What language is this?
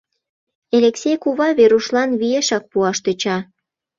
Mari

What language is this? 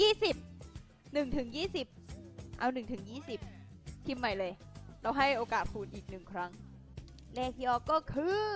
Thai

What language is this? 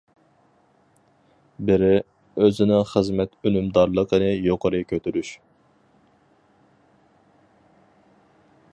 Uyghur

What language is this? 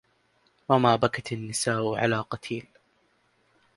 Arabic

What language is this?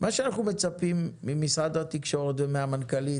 Hebrew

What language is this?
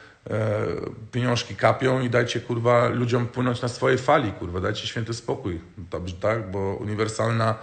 Polish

